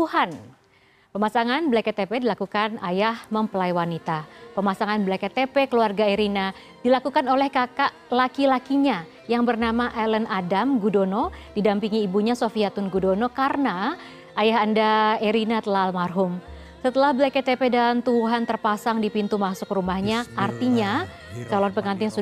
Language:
Indonesian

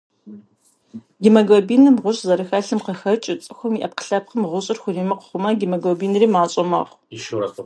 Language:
Kabardian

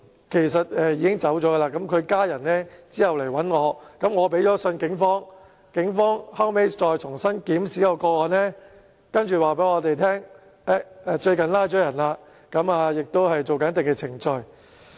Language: Cantonese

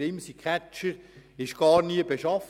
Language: Swiss German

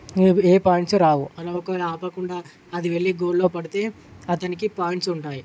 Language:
Telugu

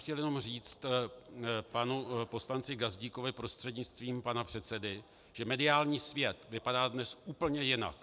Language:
Czech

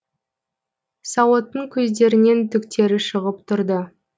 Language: Kazakh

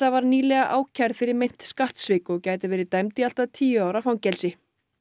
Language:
Icelandic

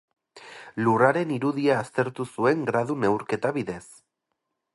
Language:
Basque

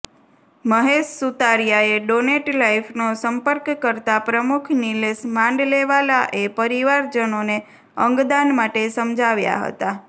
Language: Gujarati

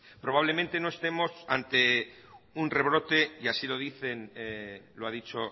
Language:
Spanish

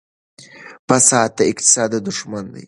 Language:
Pashto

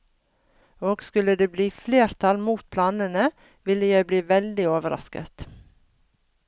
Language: Norwegian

